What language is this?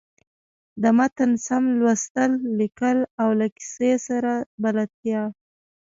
Pashto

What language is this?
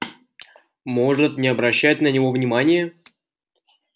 Russian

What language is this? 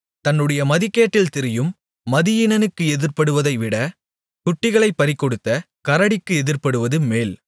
Tamil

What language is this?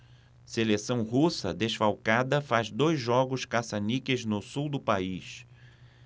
Portuguese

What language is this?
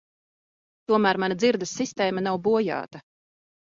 Latvian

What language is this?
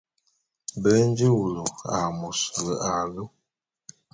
Bulu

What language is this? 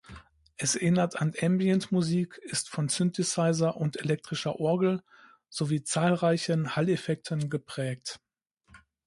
German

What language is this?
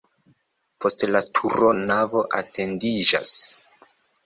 Esperanto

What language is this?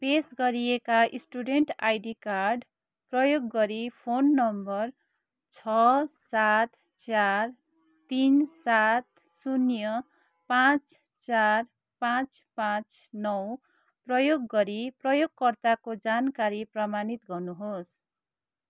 Nepali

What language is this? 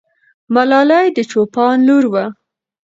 Pashto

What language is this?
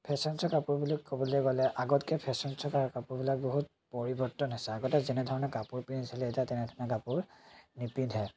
Assamese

